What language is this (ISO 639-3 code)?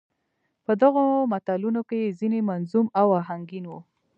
pus